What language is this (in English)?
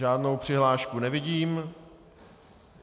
Czech